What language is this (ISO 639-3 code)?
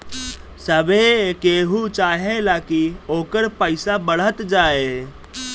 bho